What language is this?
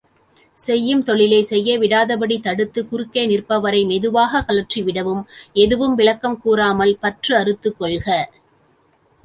Tamil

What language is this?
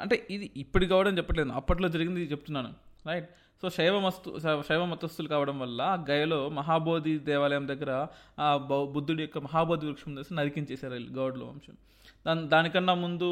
Telugu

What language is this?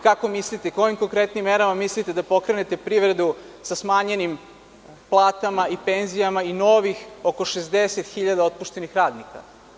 Serbian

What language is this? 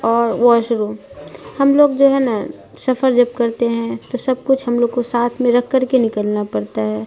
Urdu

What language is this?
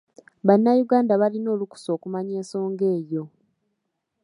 Ganda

